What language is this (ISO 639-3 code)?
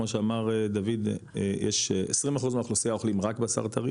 heb